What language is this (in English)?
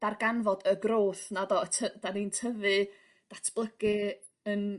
Welsh